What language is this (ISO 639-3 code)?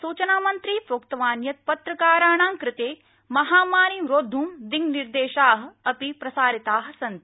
san